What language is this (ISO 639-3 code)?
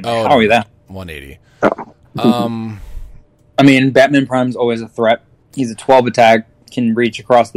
eng